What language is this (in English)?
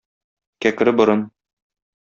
Tatar